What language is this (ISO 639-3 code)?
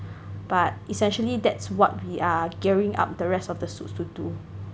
eng